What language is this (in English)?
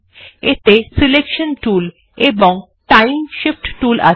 Bangla